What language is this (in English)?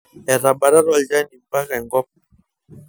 Masai